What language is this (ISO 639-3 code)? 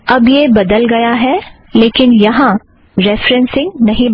hin